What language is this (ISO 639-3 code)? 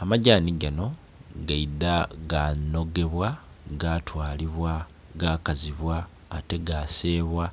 xog